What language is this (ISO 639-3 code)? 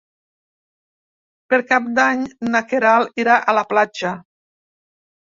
cat